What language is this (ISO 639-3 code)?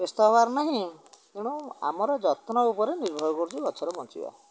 ori